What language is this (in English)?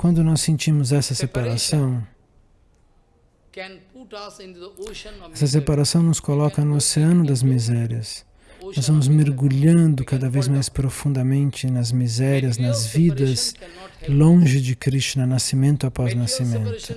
Portuguese